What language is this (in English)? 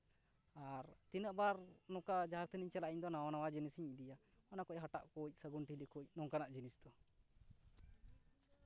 Santali